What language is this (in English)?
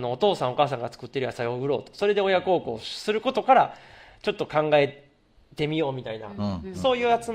Japanese